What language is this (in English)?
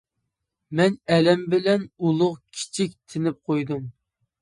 Uyghur